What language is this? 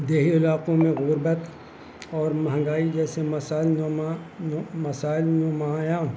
Urdu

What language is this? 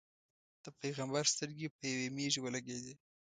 Pashto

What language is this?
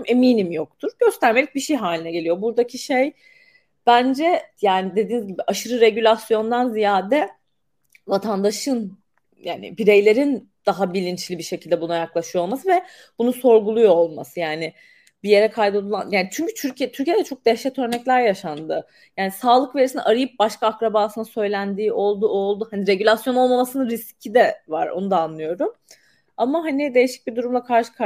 Turkish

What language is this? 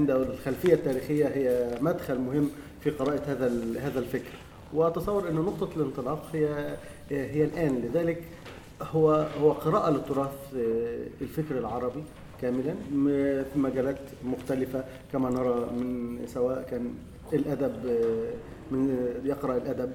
Arabic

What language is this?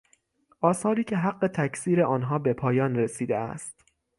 Persian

